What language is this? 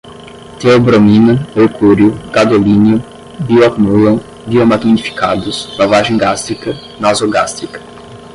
Portuguese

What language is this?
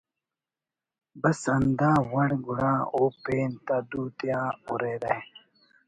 Brahui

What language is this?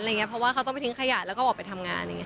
Thai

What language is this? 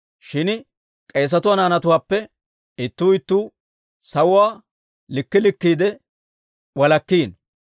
Dawro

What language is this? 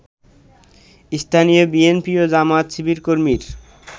Bangla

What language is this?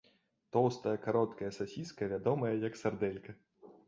Belarusian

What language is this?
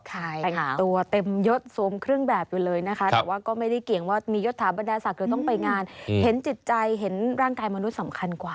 Thai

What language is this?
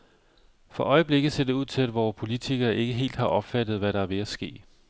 Danish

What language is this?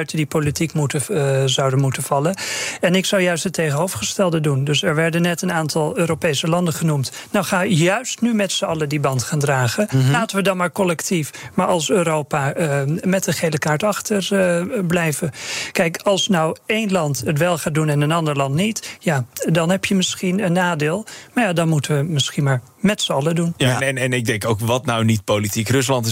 Dutch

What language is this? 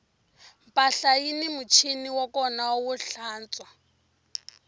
Tsonga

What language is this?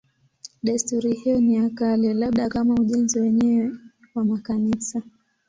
Swahili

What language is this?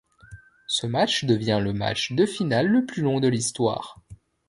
French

